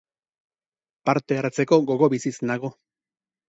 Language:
Basque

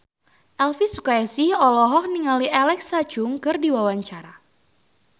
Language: Sundanese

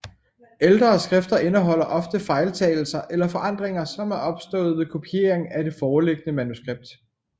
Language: Danish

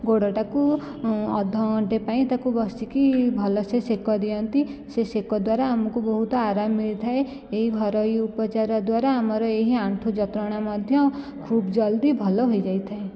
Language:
Odia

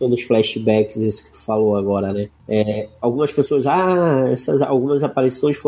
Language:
Portuguese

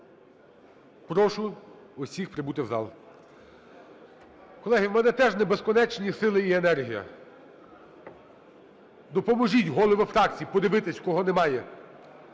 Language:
Ukrainian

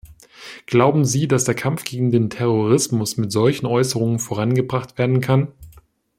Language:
German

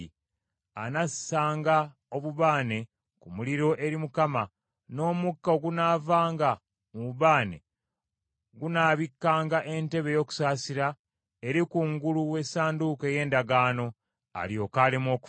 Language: Ganda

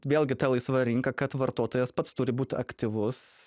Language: Lithuanian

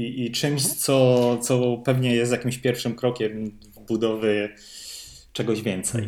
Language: Polish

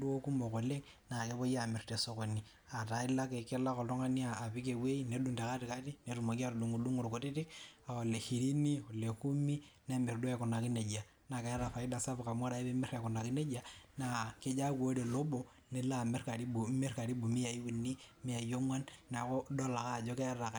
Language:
Masai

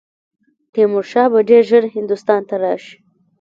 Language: Pashto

